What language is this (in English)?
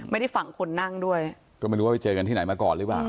Thai